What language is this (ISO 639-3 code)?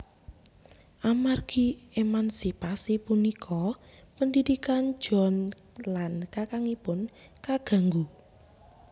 jav